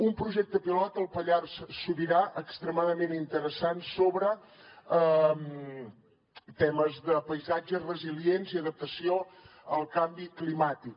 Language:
Catalan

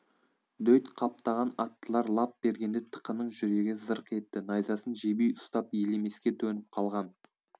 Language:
Kazakh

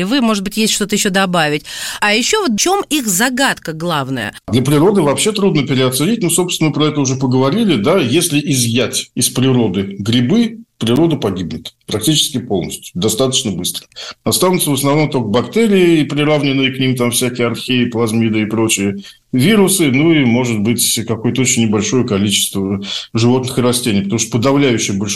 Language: Russian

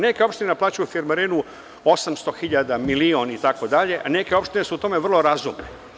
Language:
Serbian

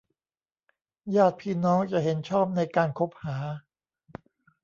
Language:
Thai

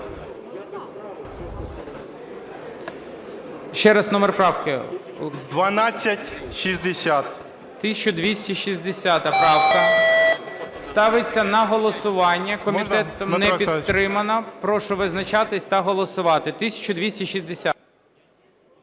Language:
Ukrainian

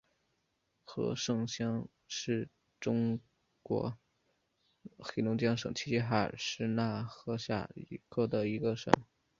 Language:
Chinese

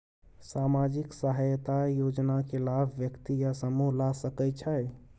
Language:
Maithili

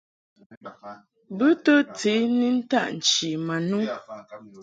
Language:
Mungaka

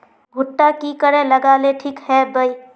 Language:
Magahi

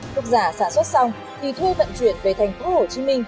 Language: Vietnamese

